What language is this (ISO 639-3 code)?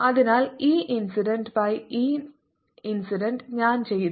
mal